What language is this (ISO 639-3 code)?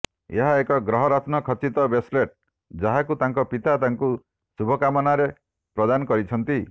ori